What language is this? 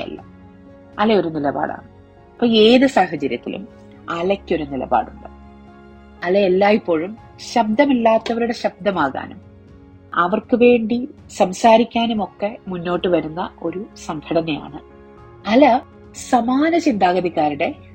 Malayalam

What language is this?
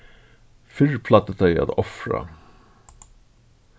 Faroese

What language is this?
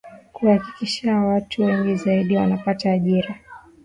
Swahili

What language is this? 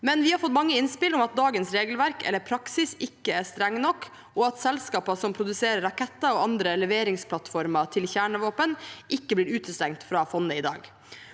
Norwegian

